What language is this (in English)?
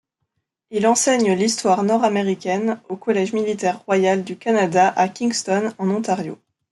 French